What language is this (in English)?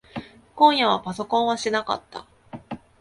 Japanese